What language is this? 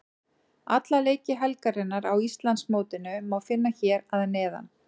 Icelandic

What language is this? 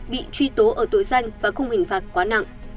Vietnamese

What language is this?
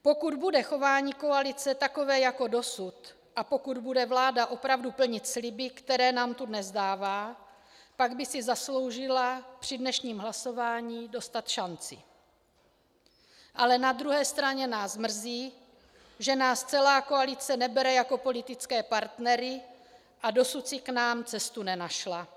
Czech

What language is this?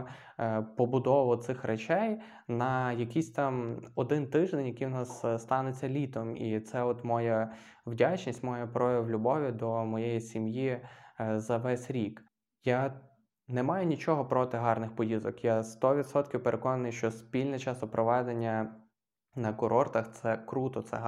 Ukrainian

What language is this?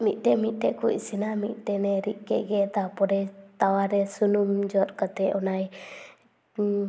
Santali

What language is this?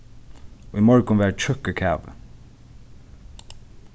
Faroese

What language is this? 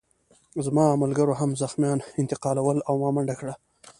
Pashto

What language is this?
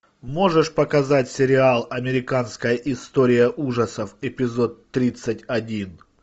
Russian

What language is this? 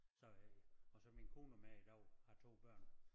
Danish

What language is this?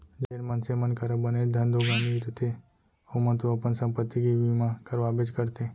Chhattisgarhi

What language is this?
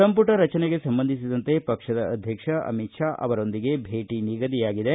Kannada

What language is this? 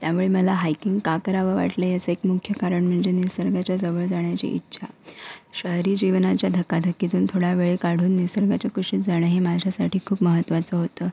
Marathi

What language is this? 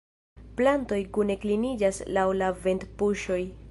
Esperanto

